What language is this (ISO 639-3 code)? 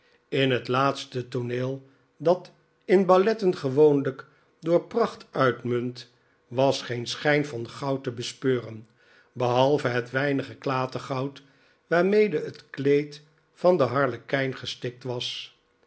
nld